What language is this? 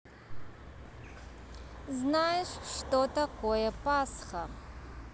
Russian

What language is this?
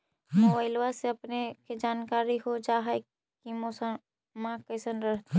Magahi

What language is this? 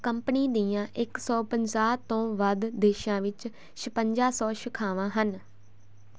Punjabi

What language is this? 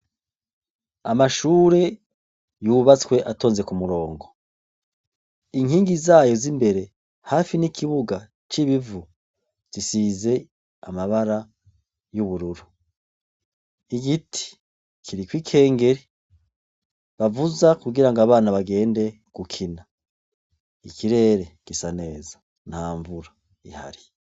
Rundi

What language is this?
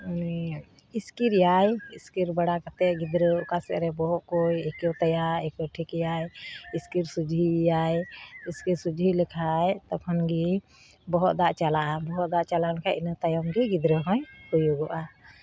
Santali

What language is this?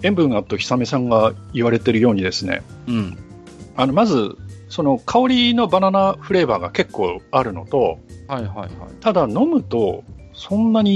Japanese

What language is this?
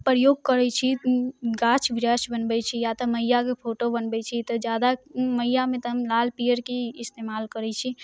Maithili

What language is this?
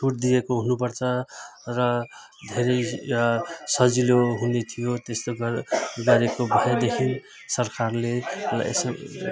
Nepali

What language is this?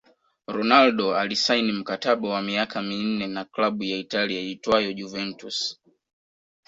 Swahili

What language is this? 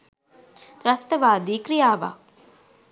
Sinhala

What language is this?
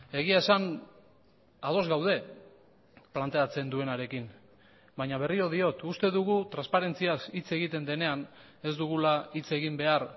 Basque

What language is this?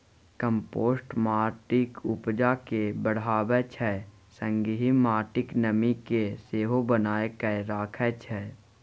Maithili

